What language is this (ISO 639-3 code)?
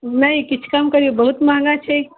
mai